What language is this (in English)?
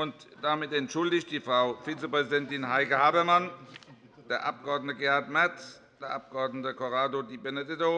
German